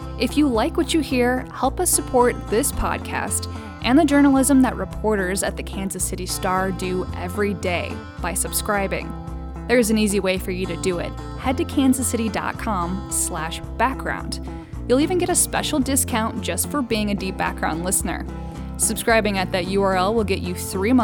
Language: English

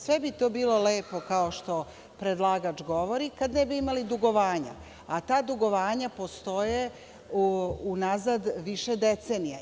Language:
Serbian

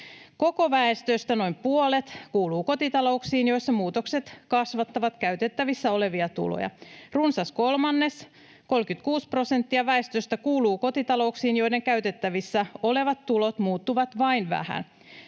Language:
Finnish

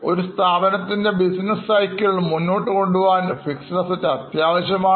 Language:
Malayalam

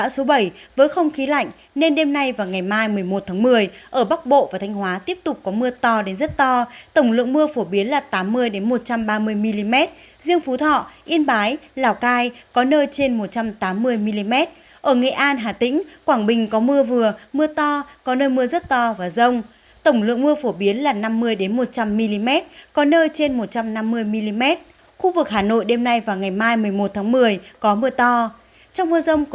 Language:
Vietnamese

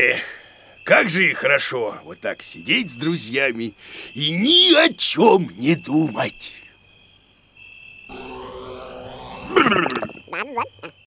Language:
Russian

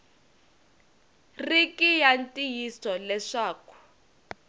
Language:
Tsonga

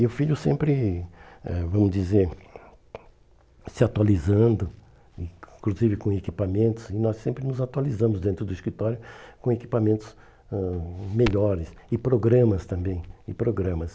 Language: Portuguese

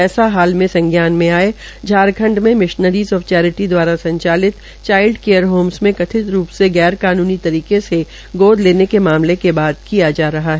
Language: Hindi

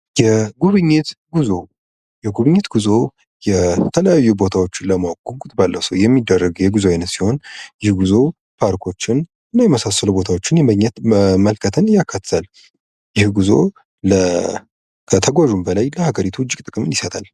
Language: Amharic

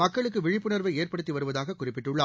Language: Tamil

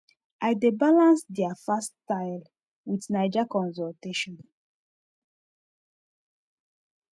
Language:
Nigerian Pidgin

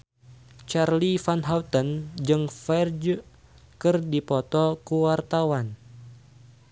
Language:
Sundanese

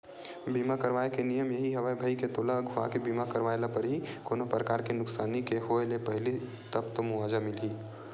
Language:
Chhattisgarhi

